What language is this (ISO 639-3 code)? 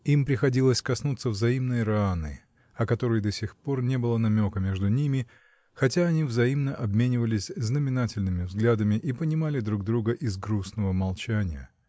rus